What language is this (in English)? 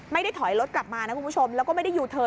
Thai